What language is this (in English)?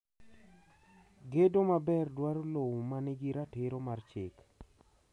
Luo (Kenya and Tanzania)